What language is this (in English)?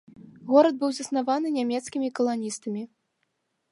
Belarusian